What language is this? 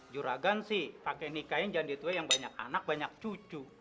Indonesian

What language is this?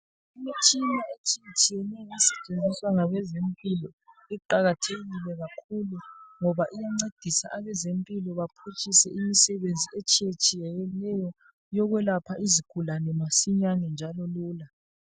North Ndebele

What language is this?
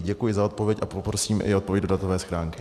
Czech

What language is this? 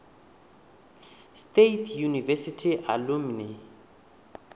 Venda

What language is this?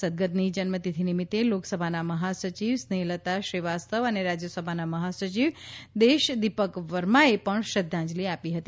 Gujarati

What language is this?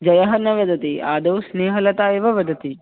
Sanskrit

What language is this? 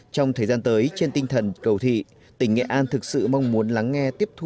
Vietnamese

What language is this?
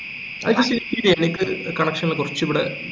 Malayalam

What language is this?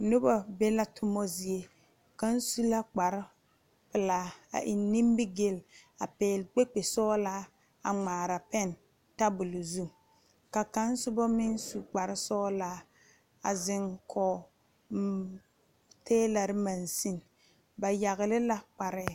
Southern Dagaare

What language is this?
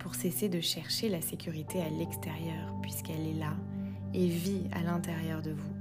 French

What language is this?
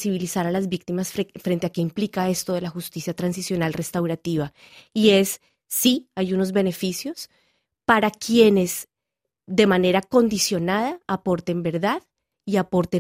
Spanish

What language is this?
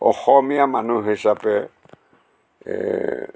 Assamese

